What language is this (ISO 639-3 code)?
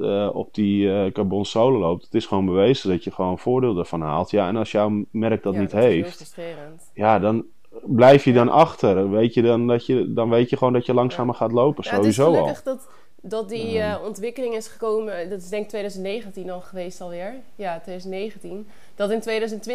nld